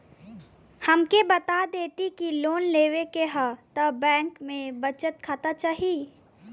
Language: Bhojpuri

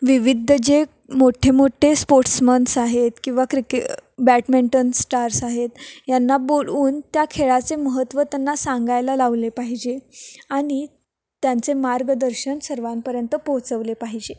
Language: Marathi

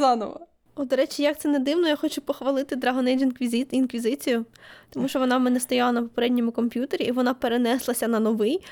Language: Ukrainian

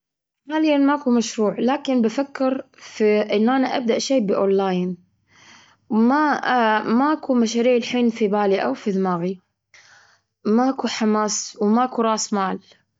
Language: Gulf Arabic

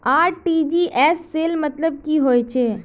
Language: Magahi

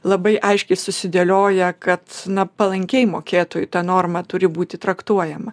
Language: Lithuanian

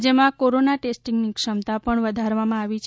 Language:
Gujarati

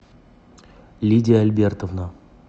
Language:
Russian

